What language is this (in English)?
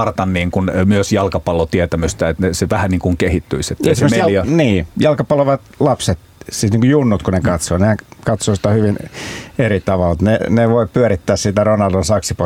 Finnish